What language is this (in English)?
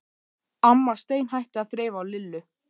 Icelandic